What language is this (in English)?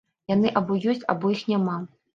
Belarusian